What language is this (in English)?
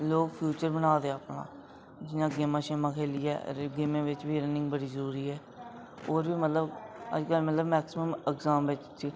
Dogri